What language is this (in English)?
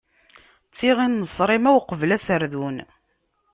Kabyle